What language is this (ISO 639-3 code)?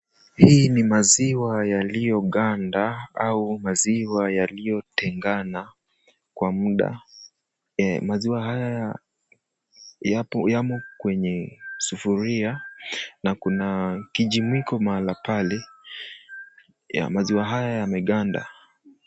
swa